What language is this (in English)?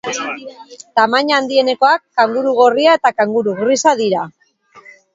Basque